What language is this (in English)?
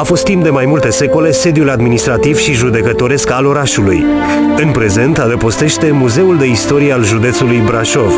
Romanian